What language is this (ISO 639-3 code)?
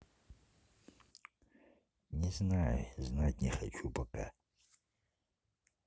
rus